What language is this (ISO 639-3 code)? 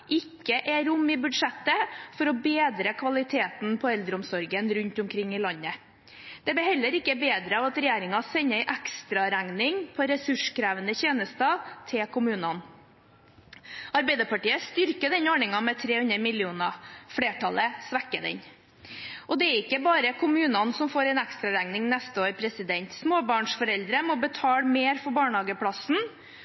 nob